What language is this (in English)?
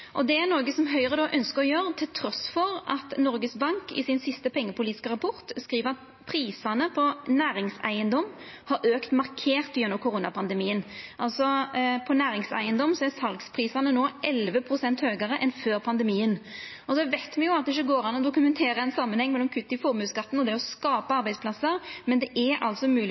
Norwegian Nynorsk